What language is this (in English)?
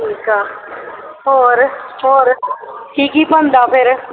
Punjabi